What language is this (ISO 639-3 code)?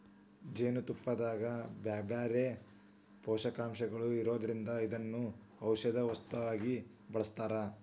kan